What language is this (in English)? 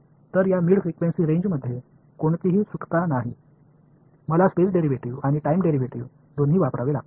Marathi